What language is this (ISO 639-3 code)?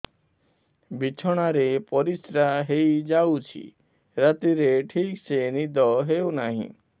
ori